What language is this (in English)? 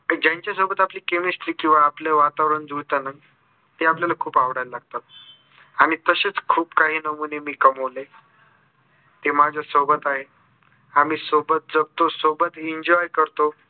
Marathi